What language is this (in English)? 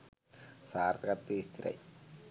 Sinhala